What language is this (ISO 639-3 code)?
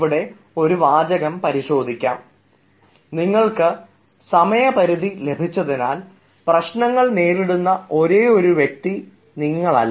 mal